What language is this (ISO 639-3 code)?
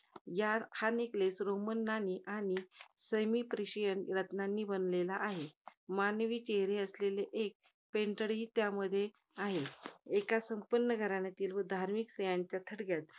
mar